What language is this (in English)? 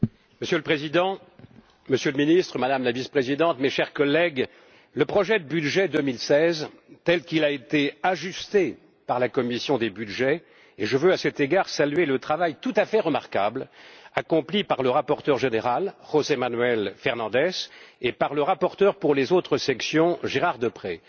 French